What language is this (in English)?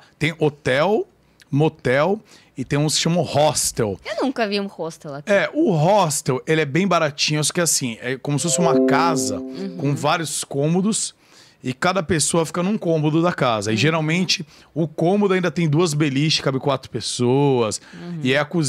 Portuguese